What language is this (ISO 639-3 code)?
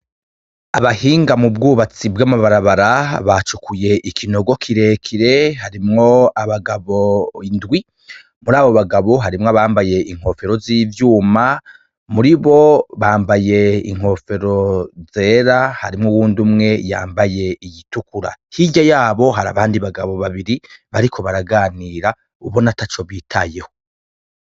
run